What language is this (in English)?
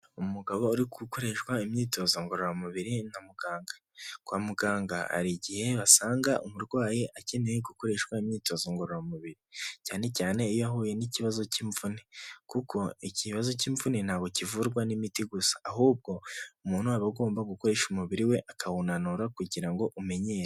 Kinyarwanda